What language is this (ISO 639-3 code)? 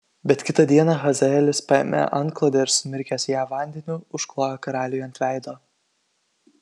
lit